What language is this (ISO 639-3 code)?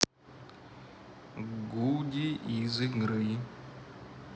rus